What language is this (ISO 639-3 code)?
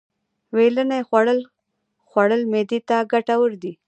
pus